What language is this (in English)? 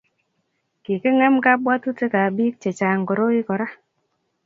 Kalenjin